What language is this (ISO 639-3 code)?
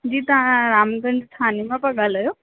snd